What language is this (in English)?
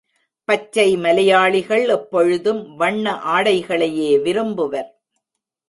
Tamil